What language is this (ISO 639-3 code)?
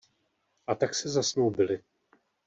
ces